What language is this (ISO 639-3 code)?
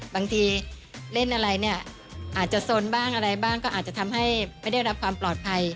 tha